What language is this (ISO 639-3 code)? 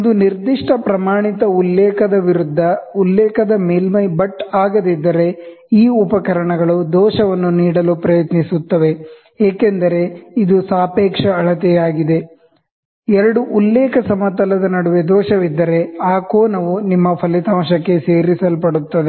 kan